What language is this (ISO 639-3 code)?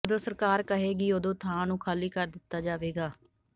pan